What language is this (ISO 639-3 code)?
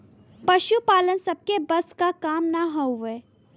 bho